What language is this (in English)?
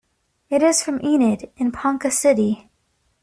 English